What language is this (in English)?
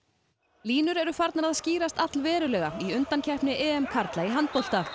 Icelandic